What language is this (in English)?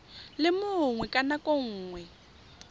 Tswana